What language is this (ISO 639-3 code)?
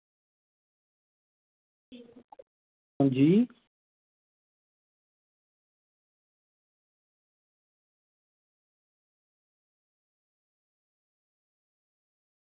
doi